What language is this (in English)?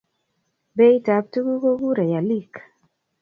Kalenjin